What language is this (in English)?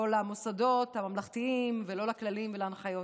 Hebrew